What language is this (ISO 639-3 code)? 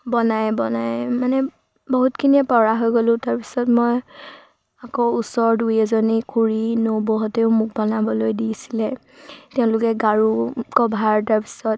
asm